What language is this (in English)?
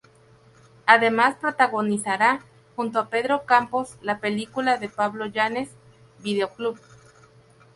Spanish